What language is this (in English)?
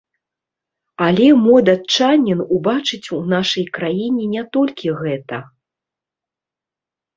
Belarusian